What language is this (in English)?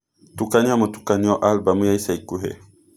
Kikuyu